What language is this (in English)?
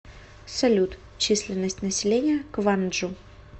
Russian